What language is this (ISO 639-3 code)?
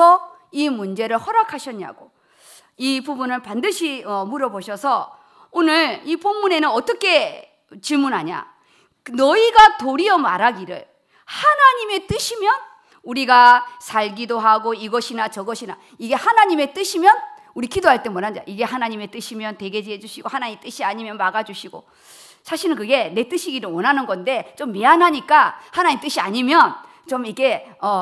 kor